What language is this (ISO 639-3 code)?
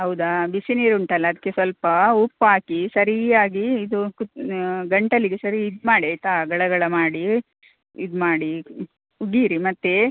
kan